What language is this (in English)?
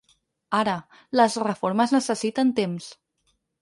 Catalan